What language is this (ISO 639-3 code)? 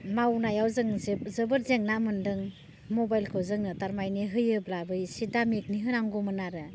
brx